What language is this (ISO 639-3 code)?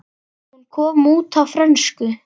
isl